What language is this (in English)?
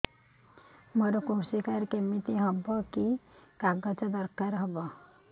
Odia